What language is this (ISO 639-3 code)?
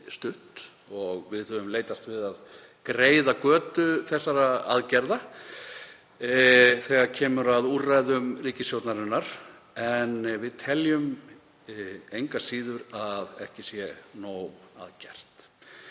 isl